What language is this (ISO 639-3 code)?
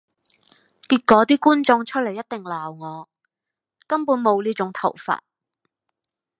yue